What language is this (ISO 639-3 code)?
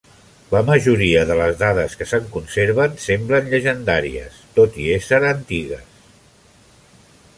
cat